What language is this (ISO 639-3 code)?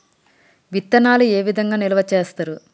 tel